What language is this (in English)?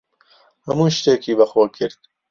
Central Kurdish